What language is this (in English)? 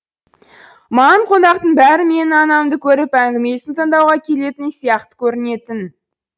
Kazakh